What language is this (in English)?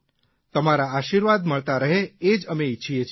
Gujarati